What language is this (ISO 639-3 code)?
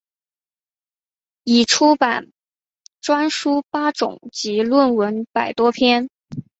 zho